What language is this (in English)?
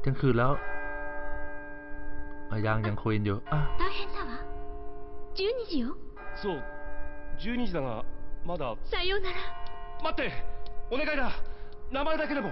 Thai